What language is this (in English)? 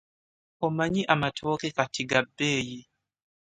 Ganda